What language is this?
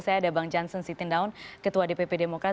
Indonesian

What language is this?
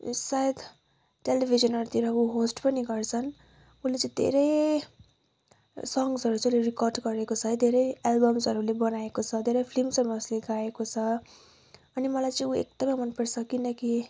Nepali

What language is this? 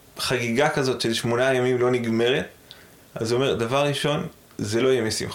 Hebrew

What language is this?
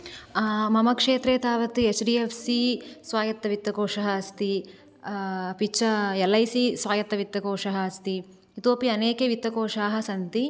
Sanskrit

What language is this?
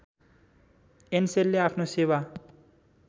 Nepali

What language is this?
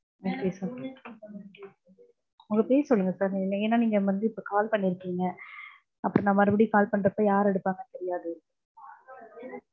Tamil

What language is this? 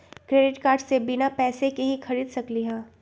Magahi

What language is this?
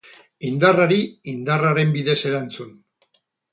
Basque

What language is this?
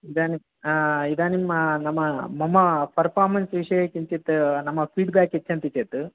Sanskrit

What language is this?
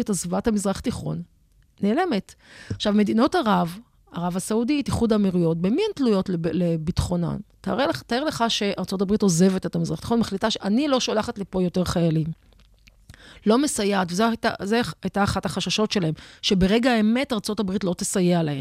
Hebrew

